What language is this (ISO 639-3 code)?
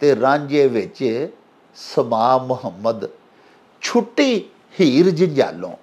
pan